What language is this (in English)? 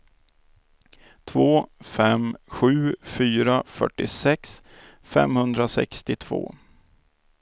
Swedish